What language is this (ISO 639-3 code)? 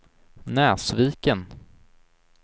swe